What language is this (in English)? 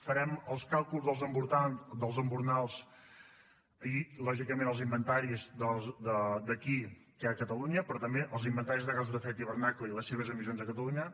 Catalan